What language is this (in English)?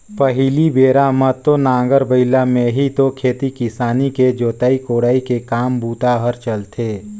Chhattisgarhi